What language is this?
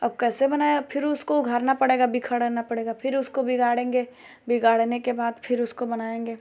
Hindi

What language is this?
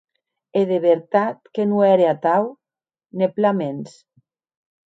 Occitan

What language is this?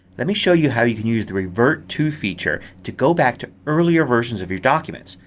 English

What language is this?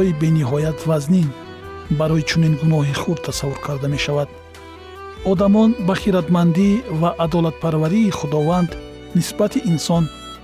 Persian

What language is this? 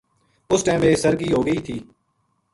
Gujari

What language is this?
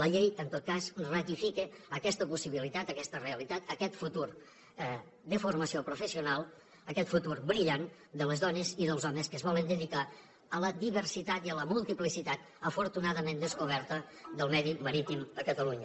Catalan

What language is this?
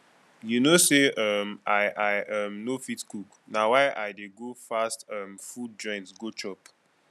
Nigerian Pidgin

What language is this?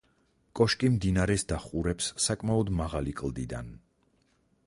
Georgian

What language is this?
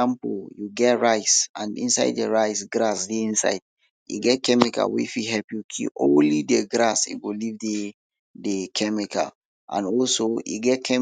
Nigerian Pidgin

